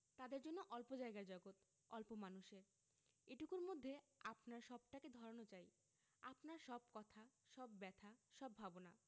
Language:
Bangla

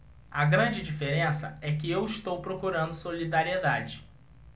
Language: Portuguese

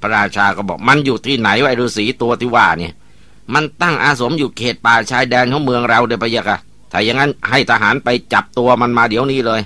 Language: Thai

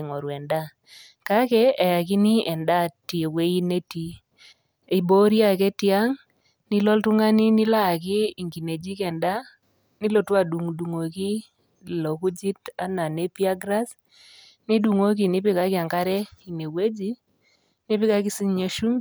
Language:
Masai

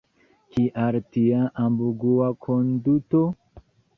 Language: Esperanto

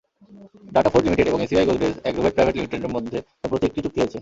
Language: Bangla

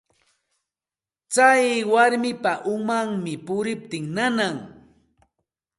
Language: Santa Ana de Tusi Pasco Quechua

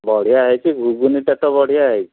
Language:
Odia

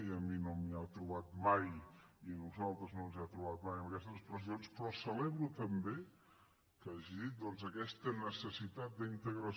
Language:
Catalan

